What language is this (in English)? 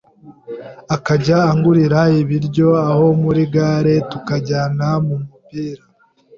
Kinyarwanda